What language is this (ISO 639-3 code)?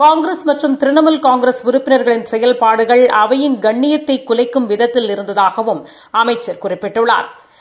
tam